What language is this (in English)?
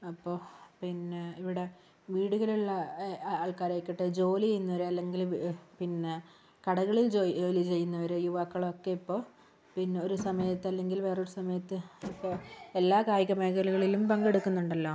Malayalam